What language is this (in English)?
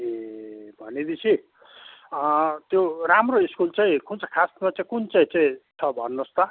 Nepali